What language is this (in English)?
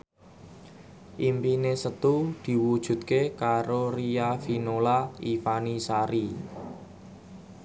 Javanese